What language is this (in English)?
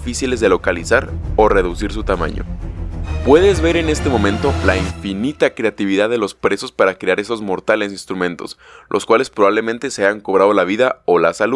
Spanish